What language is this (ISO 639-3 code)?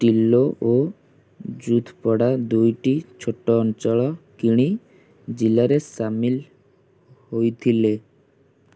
ori